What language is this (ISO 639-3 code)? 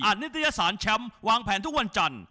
tha